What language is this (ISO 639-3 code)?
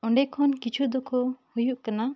sat